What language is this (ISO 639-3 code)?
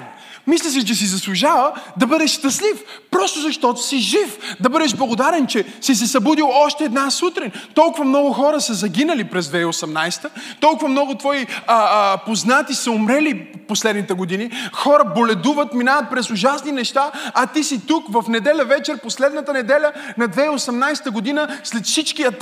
bul